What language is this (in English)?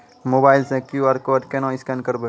Maithili